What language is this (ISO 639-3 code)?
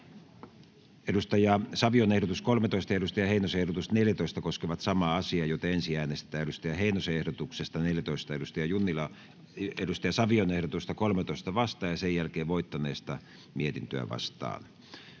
fin